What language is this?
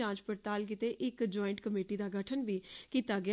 Dogri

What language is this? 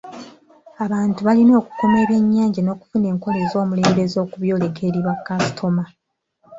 Ganda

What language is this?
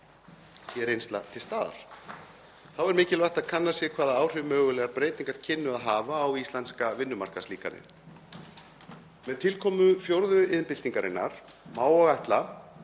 Icelandic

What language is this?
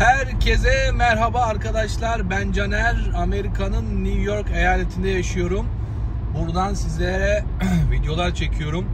Turkish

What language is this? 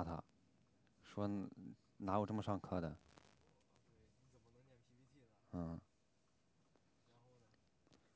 Chinese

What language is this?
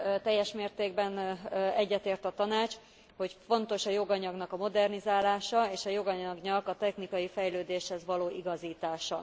Hungarian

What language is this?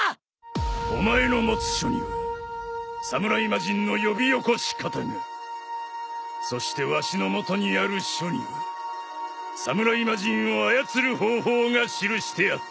Japanese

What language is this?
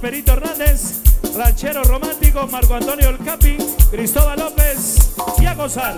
Spanish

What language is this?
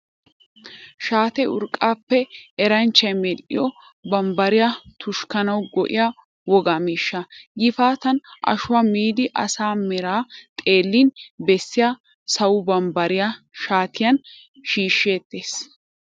Wolaytta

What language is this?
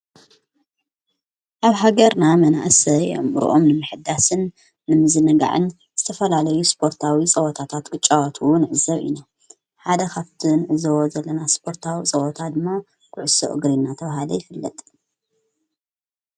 Tigrinya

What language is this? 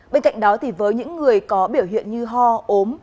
Vietnamese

